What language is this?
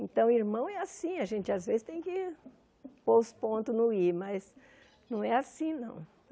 Portuguese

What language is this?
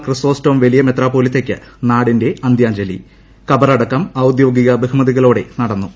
Malayalam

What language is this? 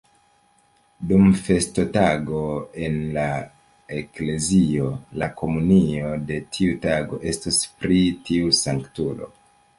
Esperanto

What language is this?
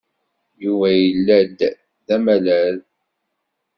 Kabyle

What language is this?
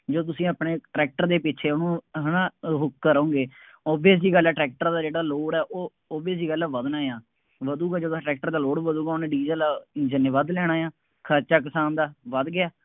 Punjabi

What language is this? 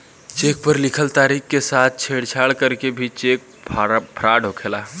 Bhojpuri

